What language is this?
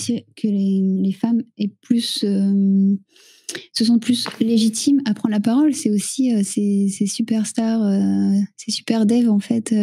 French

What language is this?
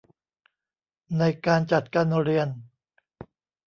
Thai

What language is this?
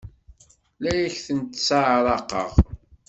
Kabyle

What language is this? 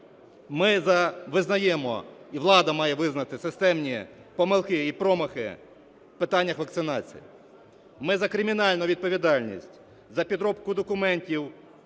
Ukrainian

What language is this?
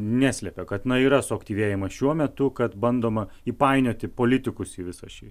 Lithuanian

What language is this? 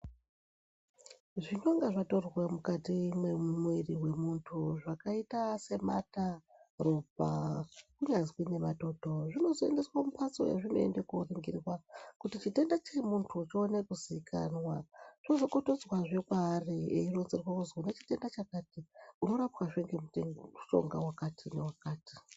Ndau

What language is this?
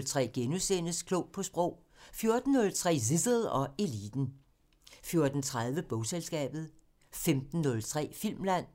Danish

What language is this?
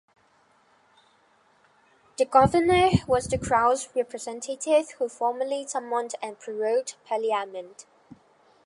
English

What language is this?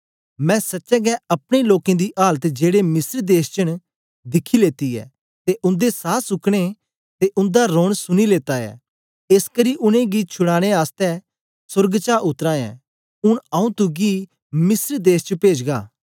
Dogri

